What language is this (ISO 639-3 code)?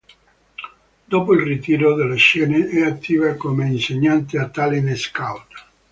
ita